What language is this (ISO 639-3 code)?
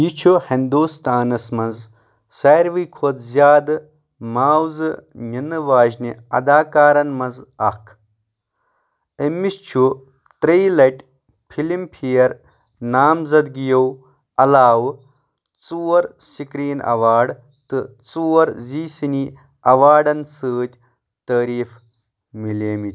kas